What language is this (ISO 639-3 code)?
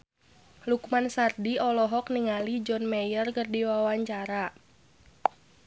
sun